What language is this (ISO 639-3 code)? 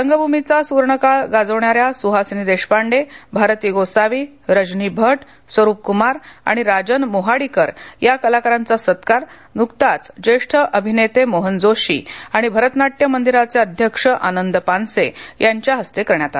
mar